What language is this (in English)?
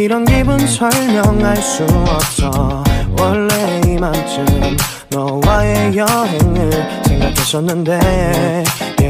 Korean